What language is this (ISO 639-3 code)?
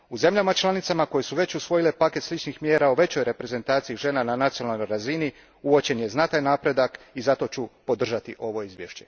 hrv